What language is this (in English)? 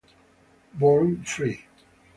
Italian